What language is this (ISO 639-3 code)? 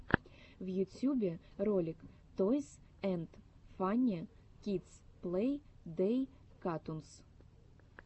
rus